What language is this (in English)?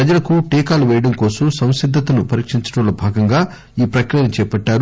Telugu